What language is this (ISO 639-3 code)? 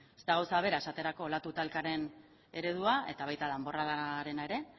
eus